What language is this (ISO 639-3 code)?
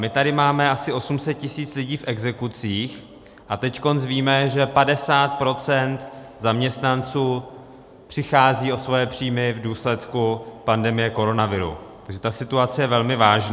ces